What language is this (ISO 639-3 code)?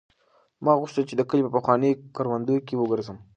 pus